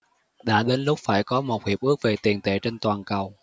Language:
Vietnamese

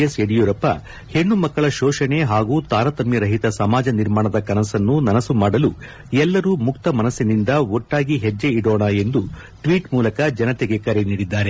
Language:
Kannada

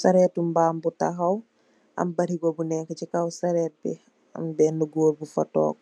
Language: Wolof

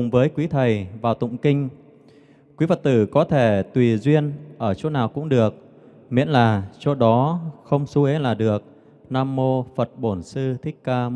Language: Vietnamese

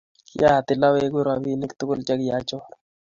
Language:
Kalenjin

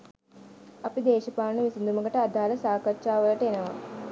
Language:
Sinhala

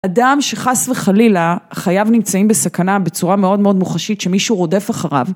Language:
Hebrew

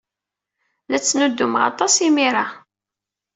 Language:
Kabyle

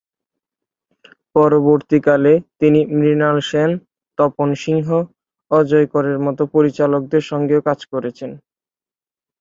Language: Bangla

